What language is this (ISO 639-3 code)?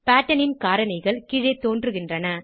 tam